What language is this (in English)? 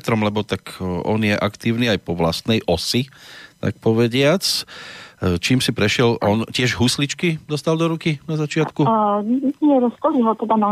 Slovak